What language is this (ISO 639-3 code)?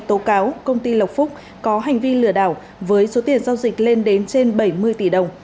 vie